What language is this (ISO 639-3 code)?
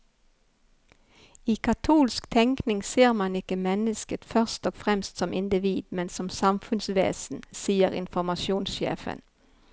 nor